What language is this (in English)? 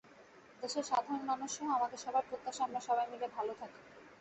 Bangla